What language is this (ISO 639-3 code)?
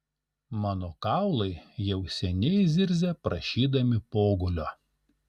lit